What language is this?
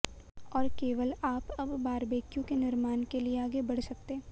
Hindi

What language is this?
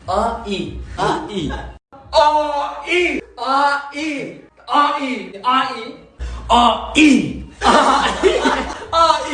Turkish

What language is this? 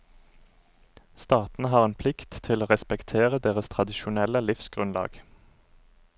Norwegian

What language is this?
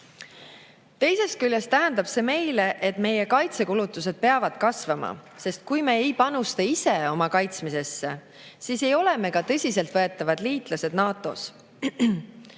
Estonian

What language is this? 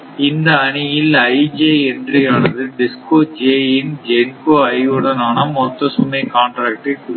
Tamil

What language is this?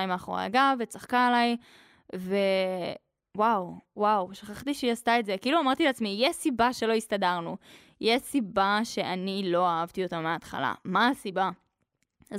Hebrew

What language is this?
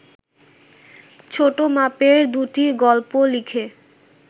Bangla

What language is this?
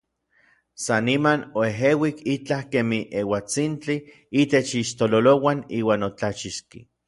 Orizaba Nahuatl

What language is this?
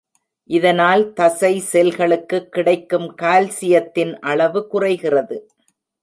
Tamil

